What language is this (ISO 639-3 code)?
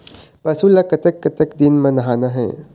hne